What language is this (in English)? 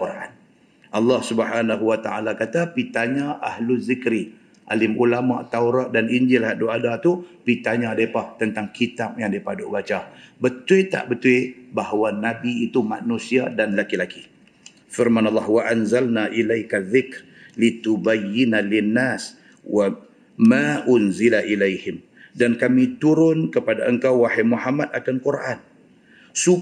Malay